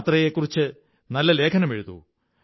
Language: Malayalam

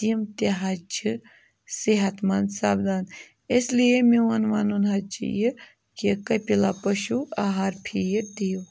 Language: Kashmiri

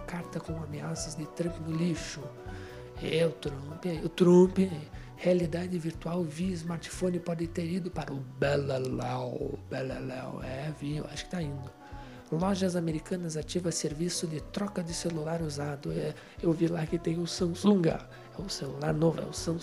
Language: Portuguese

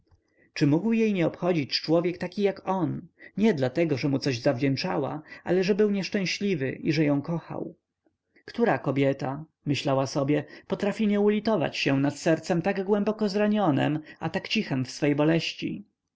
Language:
Polish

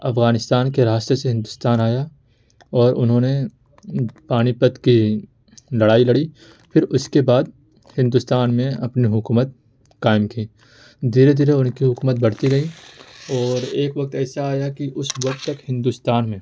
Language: Urdu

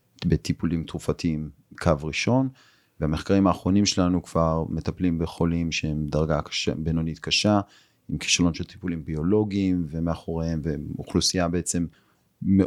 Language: Hebrew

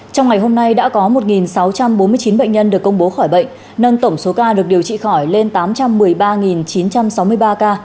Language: Vietnamese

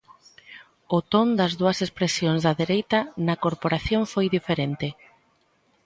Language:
Galician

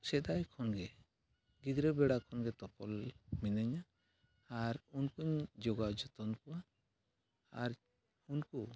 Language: Santali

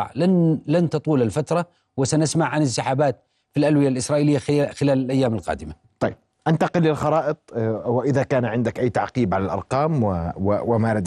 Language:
Arabic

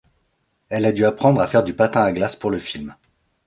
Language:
French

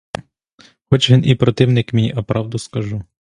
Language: Ukrainian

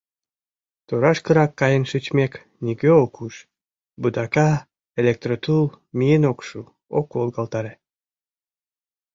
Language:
Mari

